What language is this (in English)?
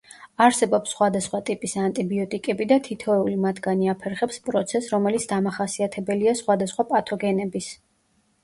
Georgian